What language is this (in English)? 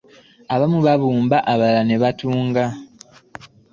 Ganda